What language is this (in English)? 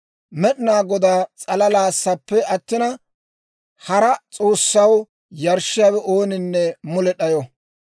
Dawro